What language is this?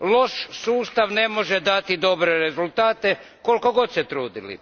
Croatian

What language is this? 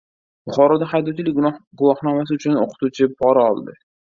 Uzbek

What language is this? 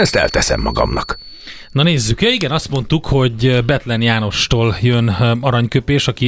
Hungarian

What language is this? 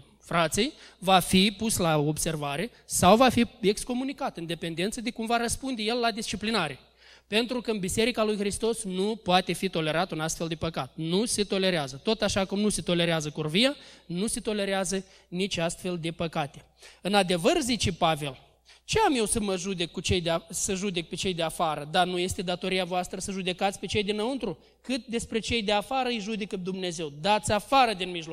Romanian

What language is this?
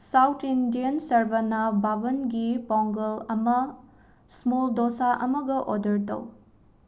Manipuri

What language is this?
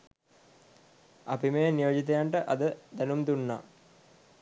Sinhala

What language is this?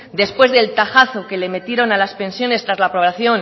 Spanish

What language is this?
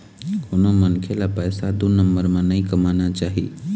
Chhattisgarhi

